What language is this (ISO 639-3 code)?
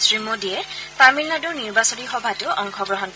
asm